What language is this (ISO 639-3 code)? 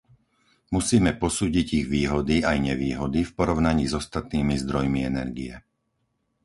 slk